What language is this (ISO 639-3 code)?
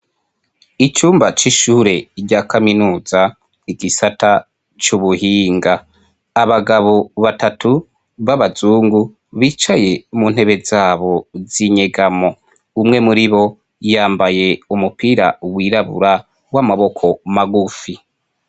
run